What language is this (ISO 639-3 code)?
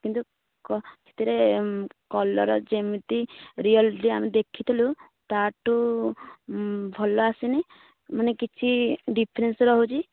ori